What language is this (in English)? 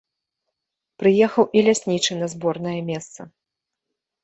Belarusian